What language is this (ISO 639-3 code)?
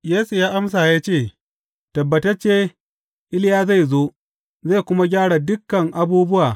hau